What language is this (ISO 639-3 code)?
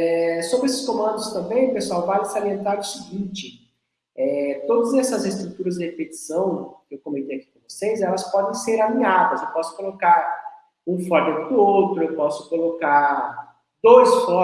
por